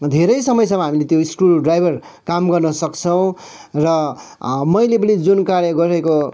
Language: Nepali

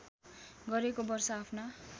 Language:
Nepali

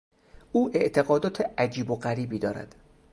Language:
Persian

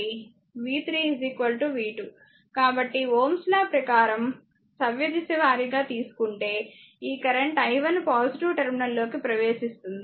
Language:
Telugu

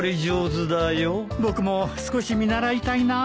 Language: Japanese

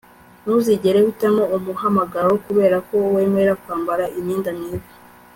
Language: Kinyarwanda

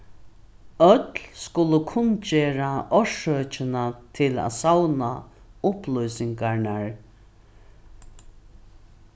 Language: Faroese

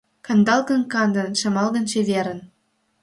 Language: Mari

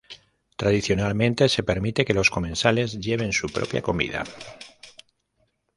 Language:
Spanish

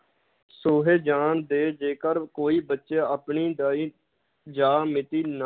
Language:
Punjabi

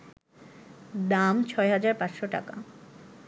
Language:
Bangla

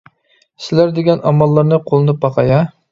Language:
Uyghur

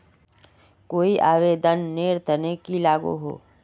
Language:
Magahi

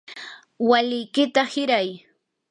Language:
Yanahuanca Pasco Quechua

